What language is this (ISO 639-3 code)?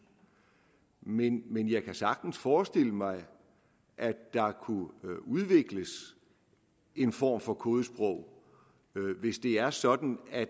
dan